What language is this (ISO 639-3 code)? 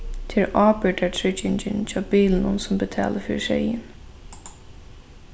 fao